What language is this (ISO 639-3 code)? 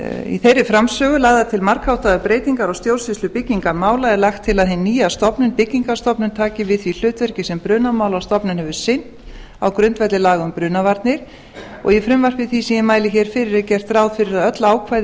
isl